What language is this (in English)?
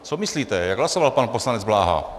Czech